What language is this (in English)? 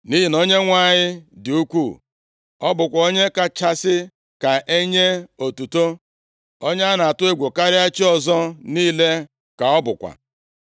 Igbo